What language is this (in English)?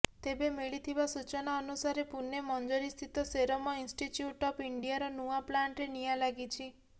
Odia